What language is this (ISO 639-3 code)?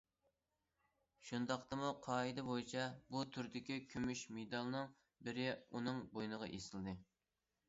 uig